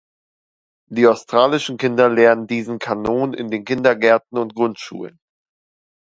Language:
German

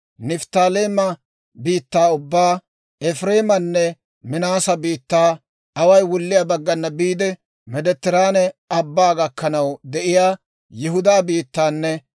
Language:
Dawro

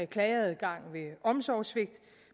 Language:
Danish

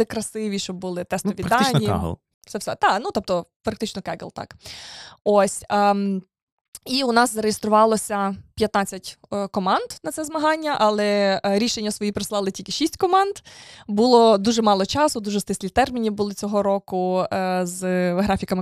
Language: Ukrainian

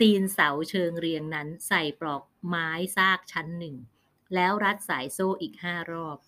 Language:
Thai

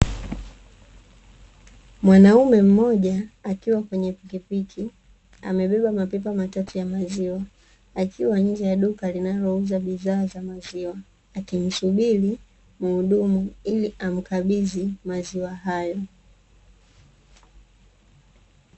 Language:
Swahili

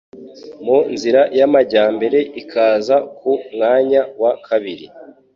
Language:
Kinyarwanda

